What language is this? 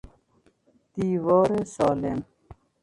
Persian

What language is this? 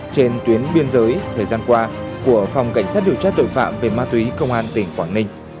Vietnamese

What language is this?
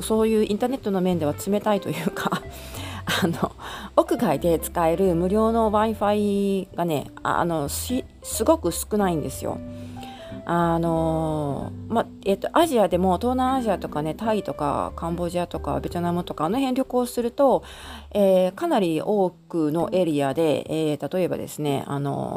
Japanese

